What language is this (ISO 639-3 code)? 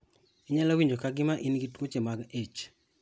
luo